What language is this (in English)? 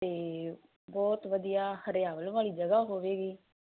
Punjabi